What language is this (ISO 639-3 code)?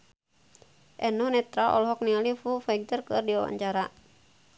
sun